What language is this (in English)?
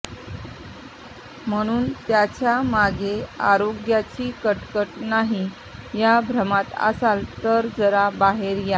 Marathi